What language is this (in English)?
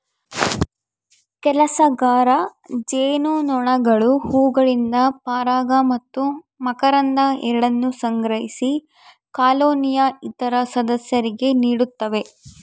Kannada